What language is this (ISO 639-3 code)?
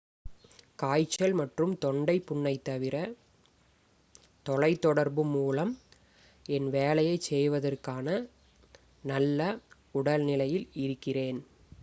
tam